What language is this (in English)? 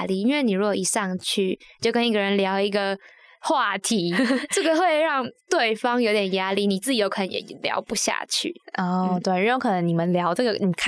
Chinese